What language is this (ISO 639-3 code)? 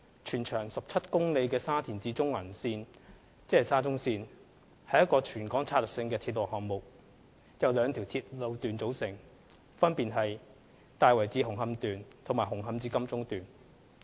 yue